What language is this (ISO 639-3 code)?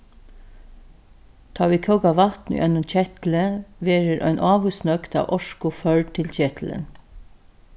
fao